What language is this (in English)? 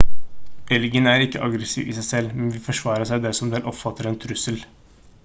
Norwegian Bokmål